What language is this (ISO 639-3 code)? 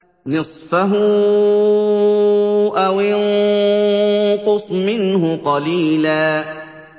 ara